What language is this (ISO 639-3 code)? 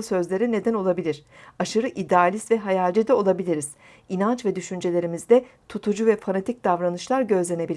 tur